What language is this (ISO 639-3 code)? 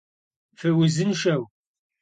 kbd